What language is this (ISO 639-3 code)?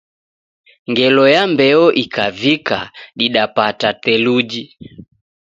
dav